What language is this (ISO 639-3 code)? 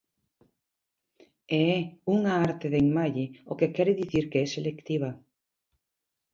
glg